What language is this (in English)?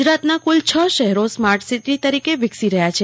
Gujarati